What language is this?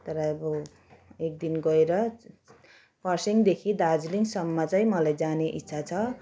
Nepali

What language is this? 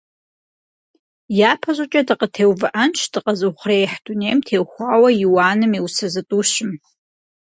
Kabardian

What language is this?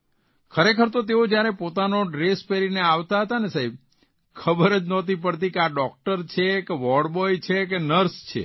Gujarati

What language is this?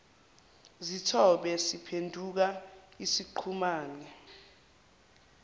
Zulu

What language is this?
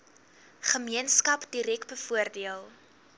Afrikaans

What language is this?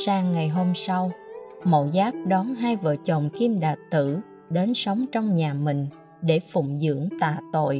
Vietnamese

